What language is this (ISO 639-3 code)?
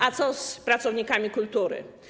pol